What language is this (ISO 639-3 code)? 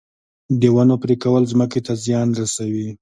pus